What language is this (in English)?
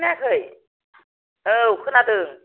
Bodo